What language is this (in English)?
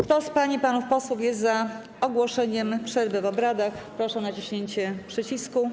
Polish